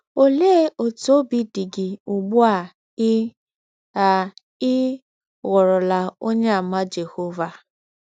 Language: Igbo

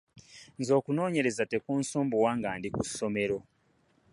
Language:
Ganda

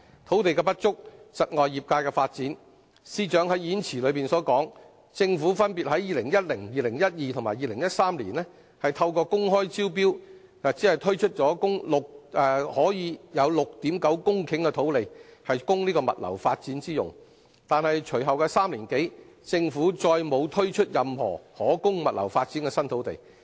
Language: Cantonese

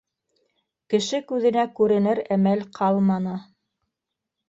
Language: Bashkir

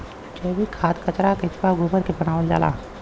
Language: Bhojpuri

